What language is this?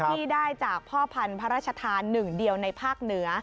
Thai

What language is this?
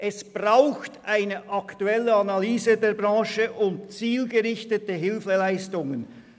Swiss German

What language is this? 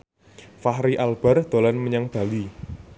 Javanese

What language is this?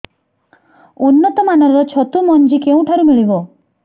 Odia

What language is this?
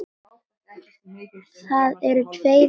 Icelandic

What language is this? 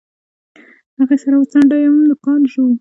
Pashto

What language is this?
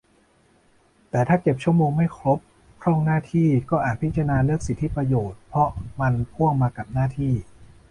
Thai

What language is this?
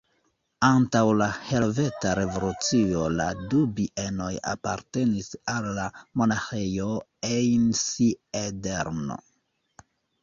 Esperanto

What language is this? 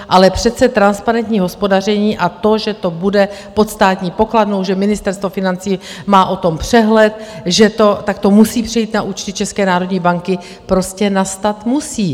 Czech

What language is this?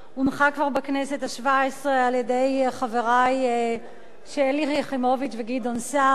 Hebrew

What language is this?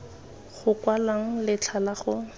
Tswana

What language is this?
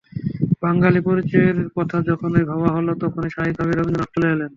Bangla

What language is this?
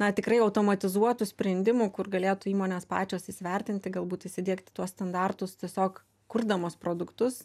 Lithuanian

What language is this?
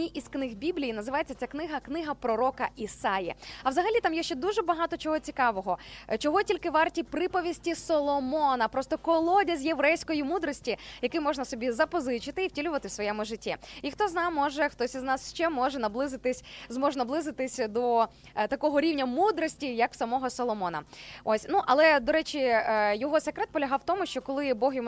Ukrainian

